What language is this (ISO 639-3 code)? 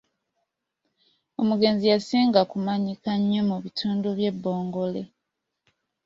lug